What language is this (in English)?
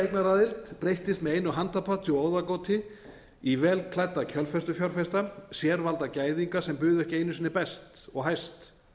Icelandic